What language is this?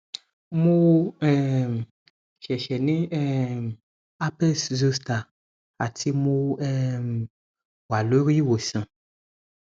Yoruba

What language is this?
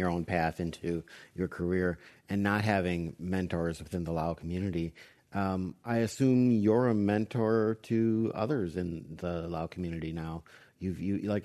English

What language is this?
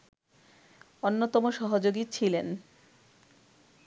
Bangla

